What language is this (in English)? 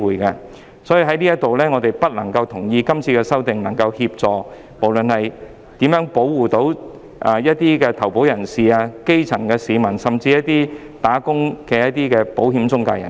Cantonese